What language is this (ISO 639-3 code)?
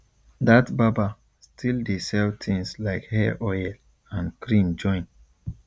pcm